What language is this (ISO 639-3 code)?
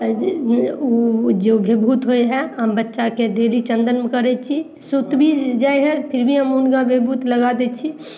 mai